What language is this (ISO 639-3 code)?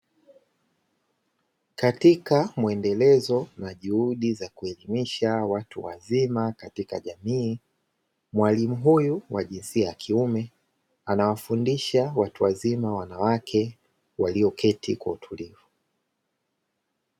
swa